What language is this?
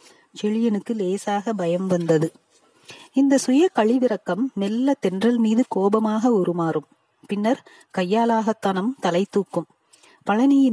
Tamil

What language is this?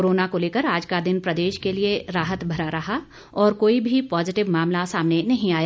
Hindi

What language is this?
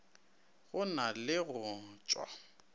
Northern Sotho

